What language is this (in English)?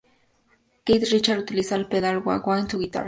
Spanish